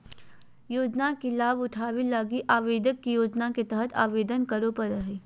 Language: Magahi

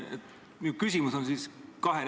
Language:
Estonian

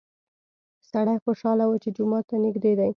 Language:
Pashto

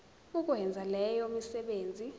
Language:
Zulu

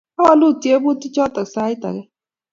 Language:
Kalenjin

